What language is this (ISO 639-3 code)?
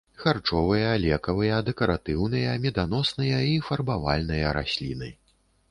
bel